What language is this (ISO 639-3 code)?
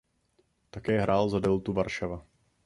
ces